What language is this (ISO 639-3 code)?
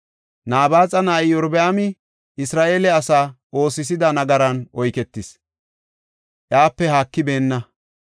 gof